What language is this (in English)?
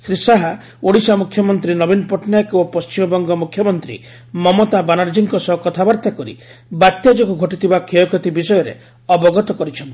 Odia